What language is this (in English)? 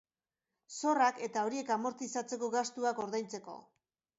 Basque